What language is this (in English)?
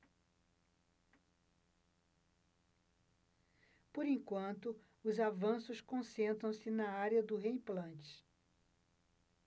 Portuguese